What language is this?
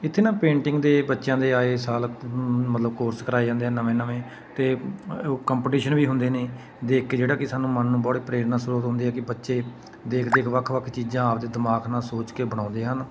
Punjabi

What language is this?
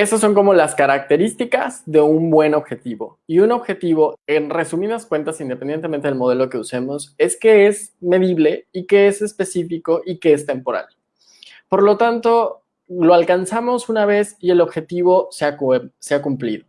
Spanish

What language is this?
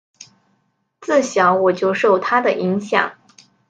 Chinese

